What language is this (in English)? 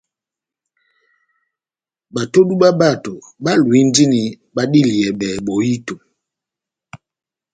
Batanga